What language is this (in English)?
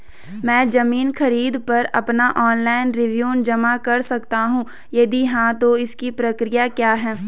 Hindi